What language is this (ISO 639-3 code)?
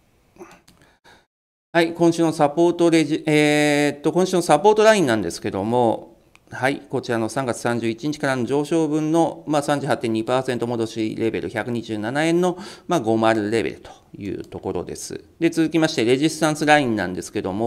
jpn